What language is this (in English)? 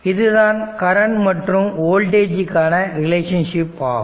Tamil